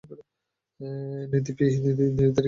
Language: Bangla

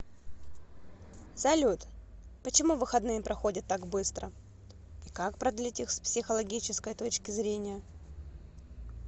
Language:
Russian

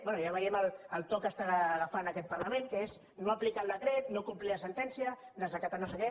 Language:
Catalan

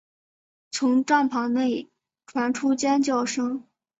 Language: Chinese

